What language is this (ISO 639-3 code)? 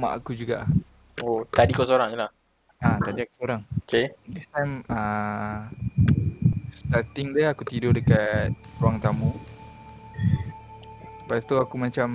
msa